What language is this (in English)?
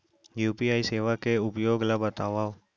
Chhattisgarhi